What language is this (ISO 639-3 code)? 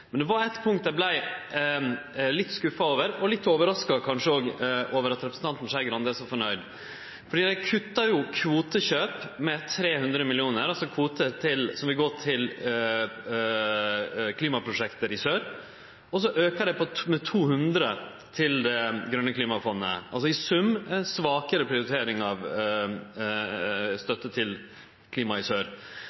nno